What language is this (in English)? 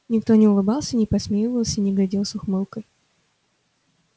Russian